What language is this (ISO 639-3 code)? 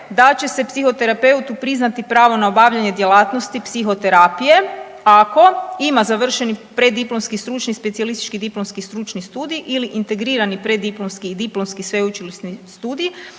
hrv